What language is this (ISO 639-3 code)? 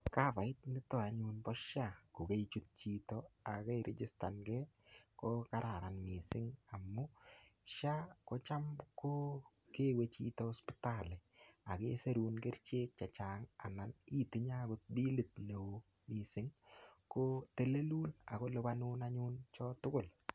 kln